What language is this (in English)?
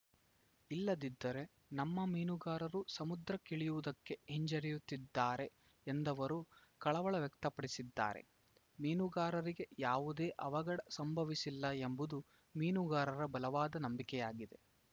Kannada